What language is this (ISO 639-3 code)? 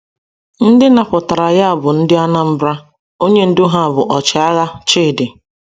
ibo